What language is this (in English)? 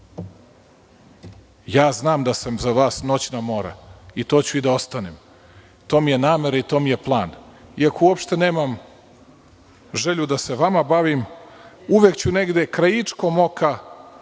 Serbian